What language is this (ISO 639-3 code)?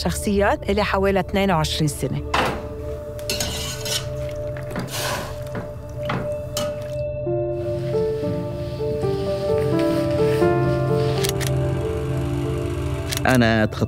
ara